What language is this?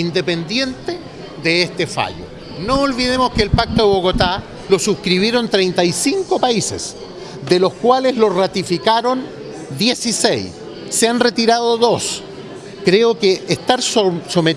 Spanish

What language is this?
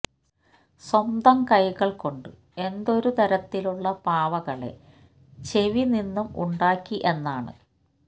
Malayalam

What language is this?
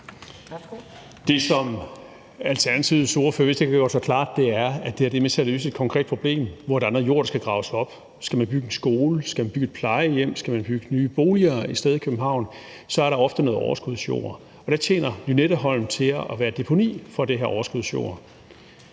Danish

